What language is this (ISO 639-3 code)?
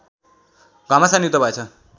nep